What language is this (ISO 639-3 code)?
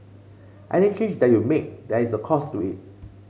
eng